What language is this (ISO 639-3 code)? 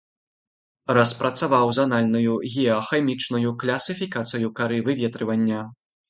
bel